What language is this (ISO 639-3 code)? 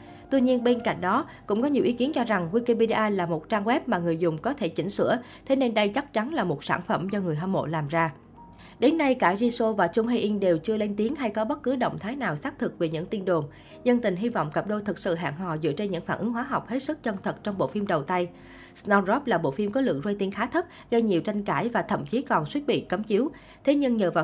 vie